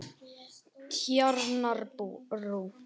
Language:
Icelandic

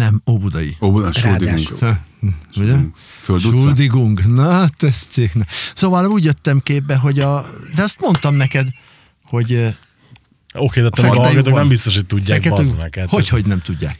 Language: Hungarian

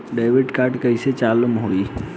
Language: Bhojpuri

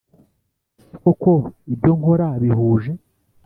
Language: Kinyarwanda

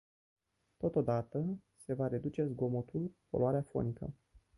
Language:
Romanian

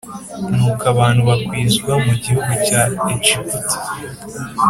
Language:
Kinyarwanda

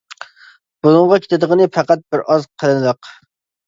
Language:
Uyghur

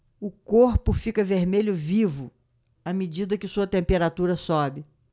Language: Portuguese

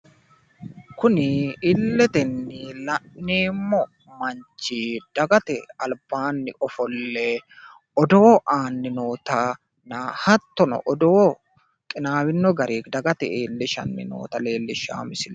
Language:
Sidamo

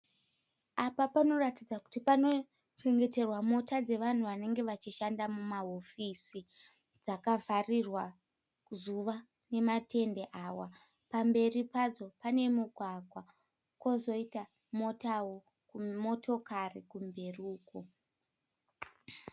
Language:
Shona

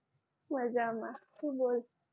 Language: Gujarati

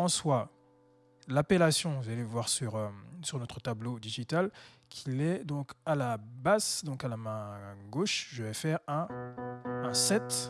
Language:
French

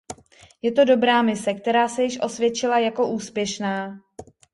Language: Czech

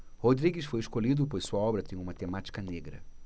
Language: Portuguese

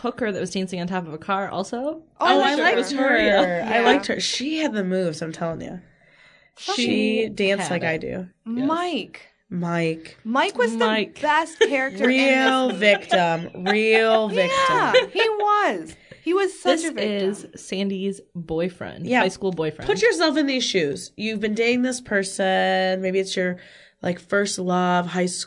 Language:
English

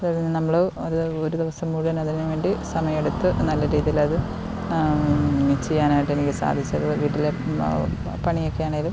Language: Malayalam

